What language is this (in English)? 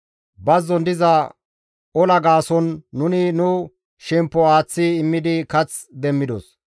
Gamo